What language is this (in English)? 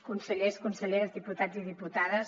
Catalan